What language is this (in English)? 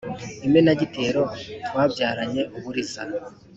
Kinyarwanda